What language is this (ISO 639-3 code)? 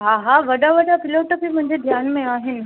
snd